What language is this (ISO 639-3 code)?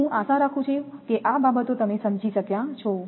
guj